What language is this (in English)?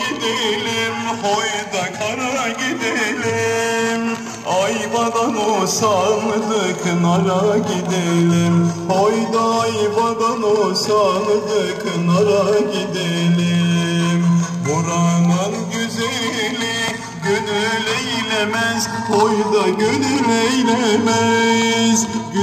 Turkish